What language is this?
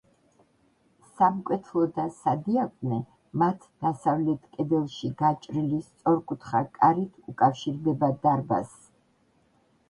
Georgian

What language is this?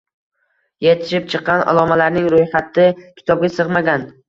Uzbek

